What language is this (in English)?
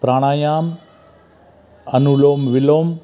Sindhi